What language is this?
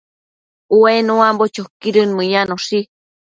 Matsés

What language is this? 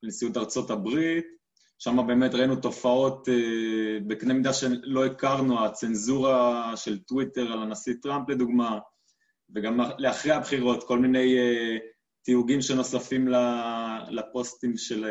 Hebrew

